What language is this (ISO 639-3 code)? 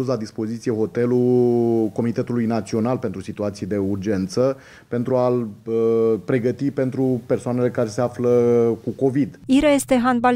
ron